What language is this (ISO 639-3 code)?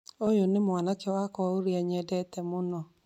kik